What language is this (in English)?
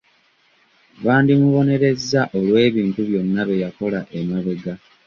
Ganda